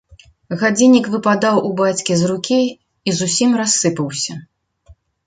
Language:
Belarusian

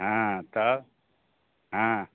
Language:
Maithili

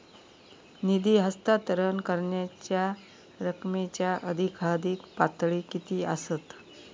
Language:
Marathi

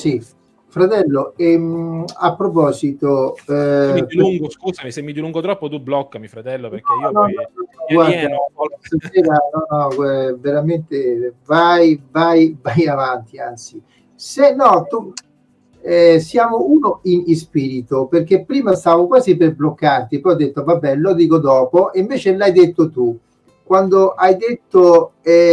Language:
Italian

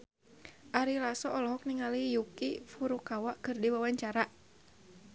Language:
Sundanese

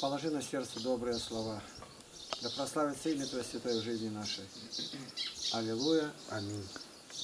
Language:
Russian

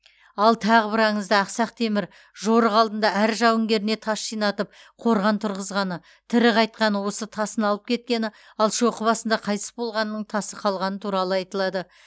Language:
Kazakh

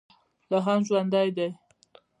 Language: Pashto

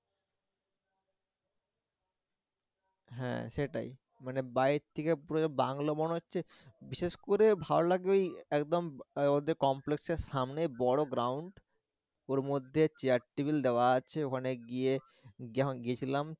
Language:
Bangla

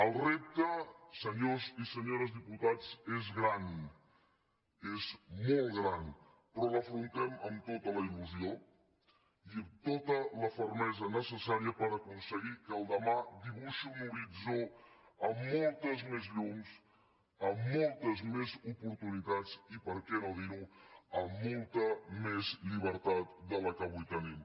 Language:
Catalan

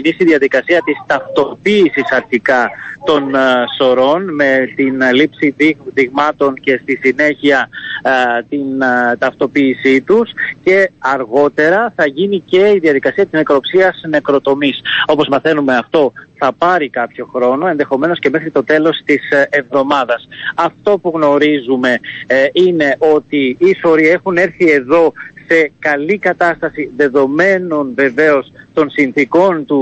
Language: Greek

